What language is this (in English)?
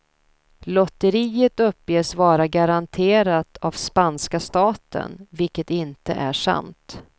Swedish